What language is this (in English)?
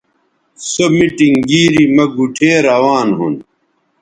Bateri